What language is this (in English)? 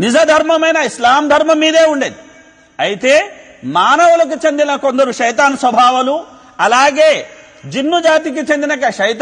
Arabic